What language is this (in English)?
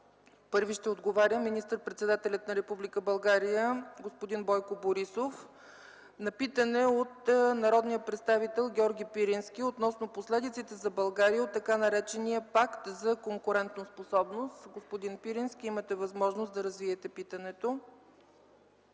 Bulgarian